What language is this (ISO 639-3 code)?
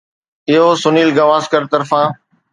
snd